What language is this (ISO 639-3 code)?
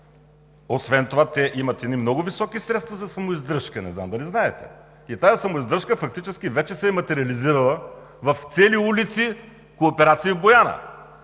bul